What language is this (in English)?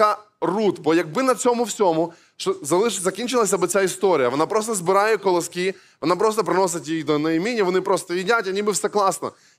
Ukrainian